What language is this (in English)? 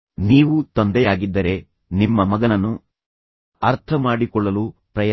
Kannada